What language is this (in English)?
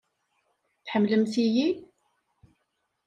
Kabyle